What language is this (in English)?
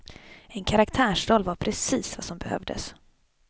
Swedish